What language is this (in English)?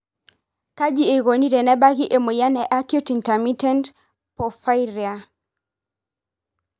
Masai